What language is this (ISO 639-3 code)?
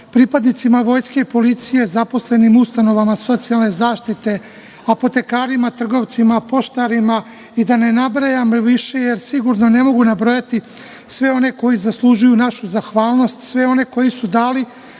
srp